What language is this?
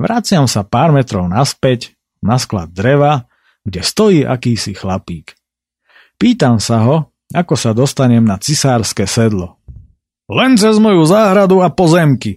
Slovak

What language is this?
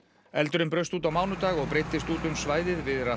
Icelandic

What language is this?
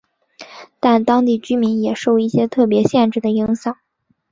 Chinese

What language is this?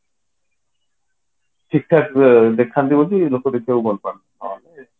Odia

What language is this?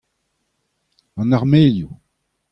Breton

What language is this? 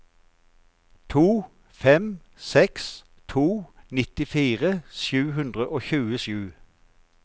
Norwegian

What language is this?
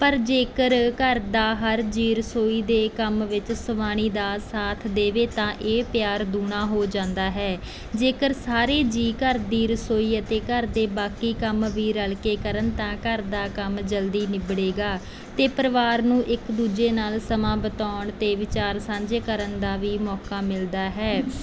Punjabi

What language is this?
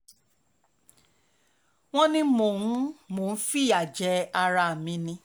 Yoruba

